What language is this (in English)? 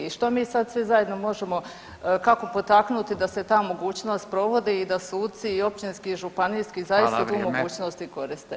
Croatian